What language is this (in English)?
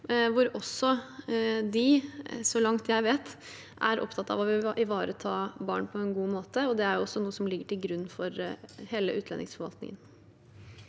Norwegian